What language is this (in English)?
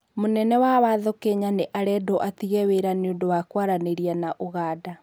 Kikuyu